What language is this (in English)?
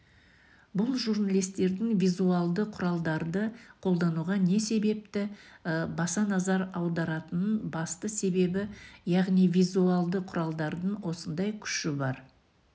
Kazakh